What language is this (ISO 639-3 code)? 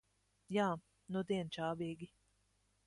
lav